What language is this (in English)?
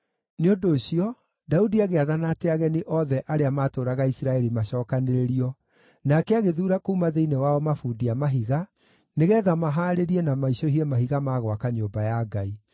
Kikuyu